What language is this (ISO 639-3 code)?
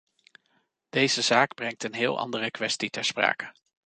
nld